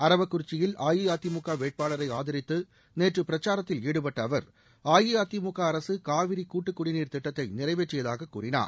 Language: Tamil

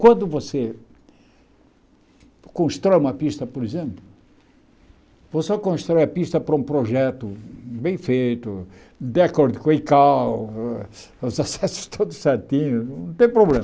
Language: Portuguese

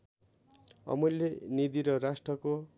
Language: Nepali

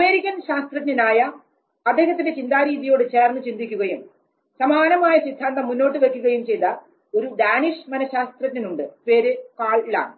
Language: Malayalam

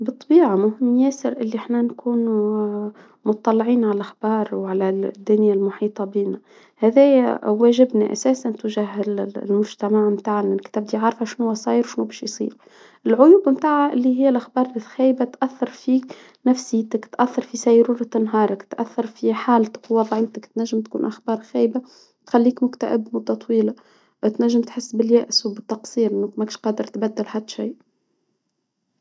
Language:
Tunisian Arabic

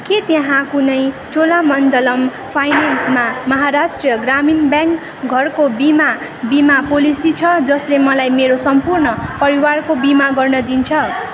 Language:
Nepali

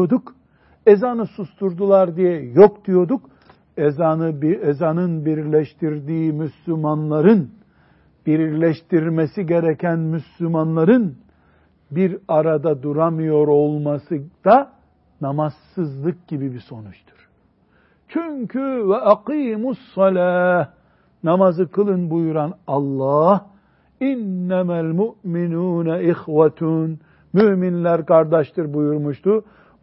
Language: Turkish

